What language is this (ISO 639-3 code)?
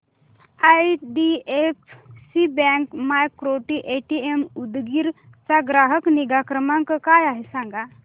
mar